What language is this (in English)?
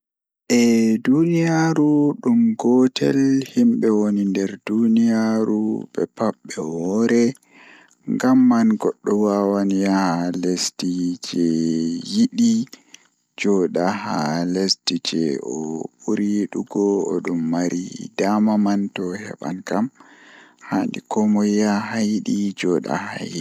Fula